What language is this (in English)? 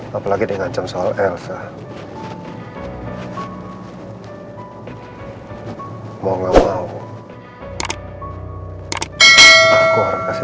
Indonesian